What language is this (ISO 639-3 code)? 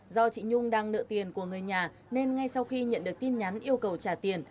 vie